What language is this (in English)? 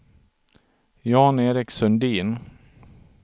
Swedish